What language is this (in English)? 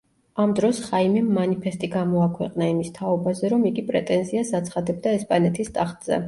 Georgian